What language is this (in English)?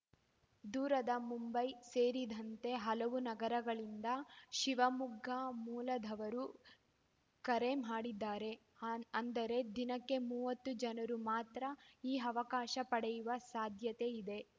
Kannada